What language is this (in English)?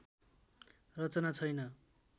Nepali